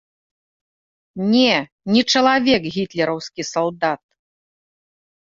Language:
Belarusian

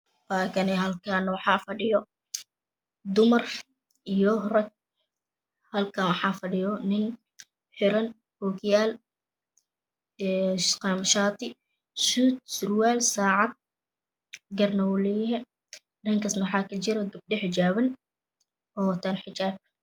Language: Somali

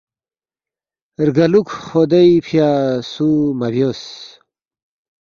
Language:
Balti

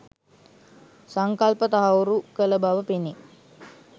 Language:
Sinhala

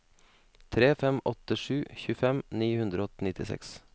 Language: Norwegian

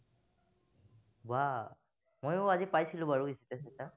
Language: Assamese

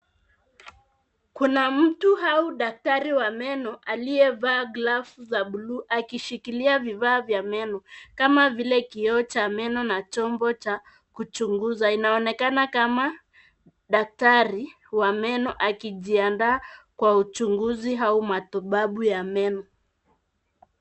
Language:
Swahili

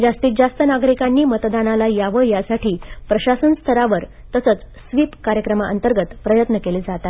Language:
Marathi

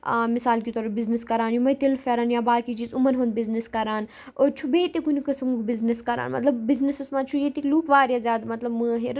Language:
Kashmiri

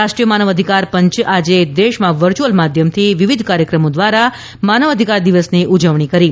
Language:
Gujarati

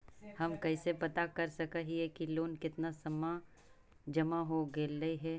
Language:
Magahi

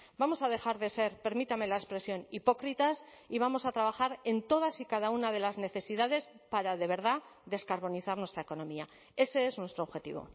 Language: Spanish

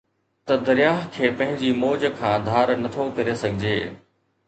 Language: Sindhi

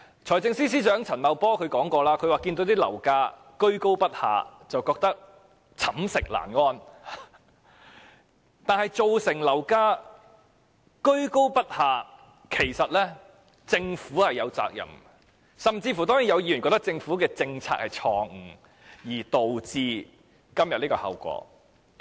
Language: Cantonese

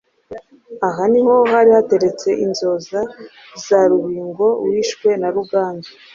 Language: Kinyarwanda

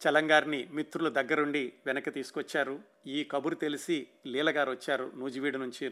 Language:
Telugu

